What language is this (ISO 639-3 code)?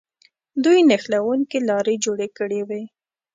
pus